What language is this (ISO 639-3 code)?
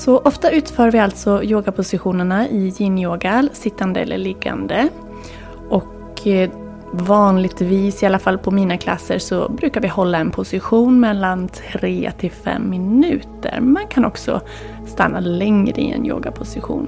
swe